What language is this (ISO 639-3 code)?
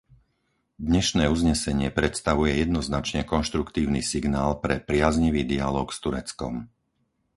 slk